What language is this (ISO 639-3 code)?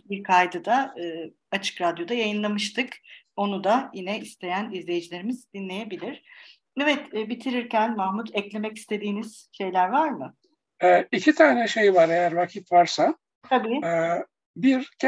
tur